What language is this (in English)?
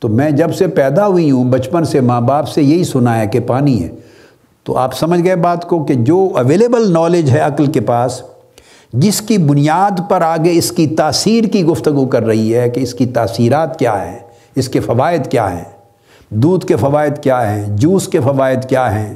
Urdu